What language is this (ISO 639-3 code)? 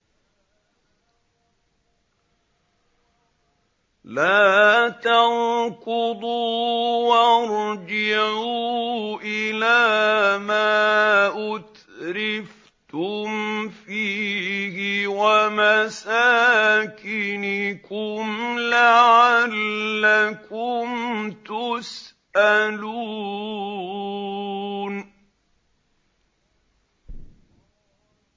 ara